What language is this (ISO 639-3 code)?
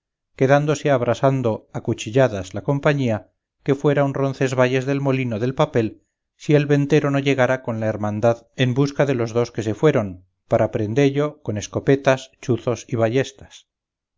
spa